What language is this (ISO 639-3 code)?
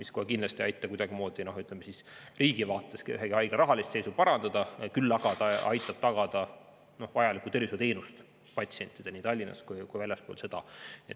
est